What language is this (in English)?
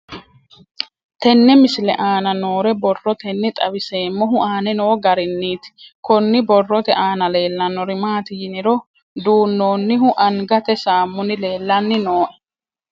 Sidamo